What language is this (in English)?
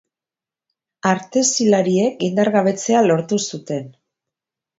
Basque